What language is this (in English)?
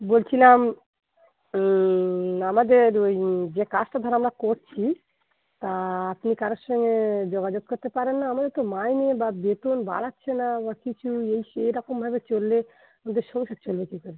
Bangla